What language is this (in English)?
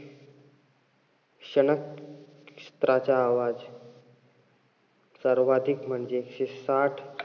Marathi